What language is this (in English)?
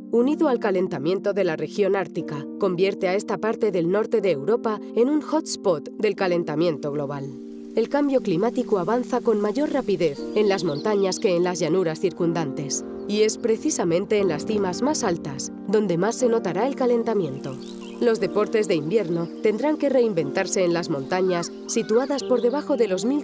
Spanish